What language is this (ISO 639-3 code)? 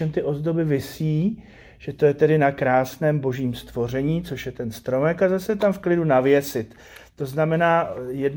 ces